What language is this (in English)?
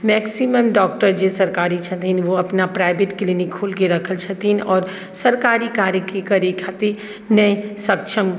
Maithili